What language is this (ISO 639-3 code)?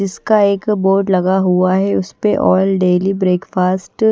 hin